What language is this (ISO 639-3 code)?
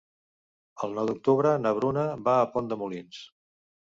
cat